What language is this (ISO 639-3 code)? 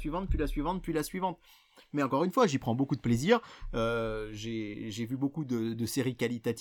fra